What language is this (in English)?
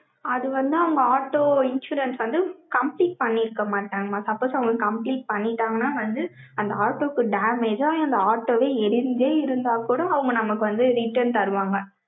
Tamil